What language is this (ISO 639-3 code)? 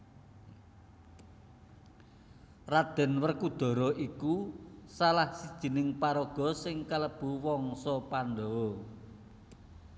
jav